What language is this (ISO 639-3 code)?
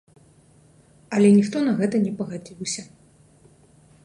bel